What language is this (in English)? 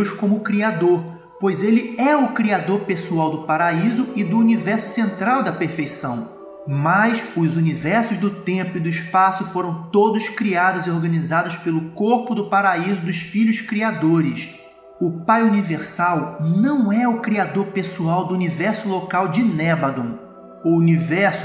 Portuguese